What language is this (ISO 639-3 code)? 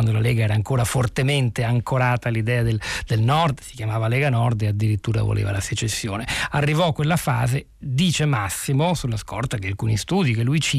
ita